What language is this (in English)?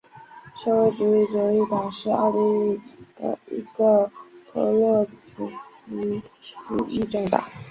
Chinese